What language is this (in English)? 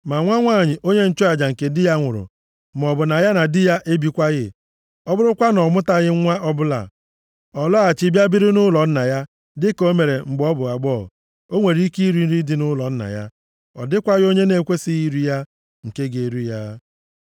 Igbo